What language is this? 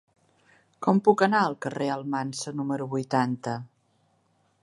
Catalan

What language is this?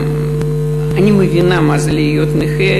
Hebrew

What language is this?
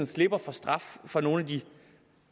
Danish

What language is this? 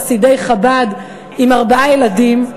Hebrew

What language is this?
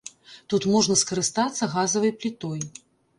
Belarusian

